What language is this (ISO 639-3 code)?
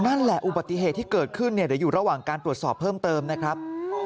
tha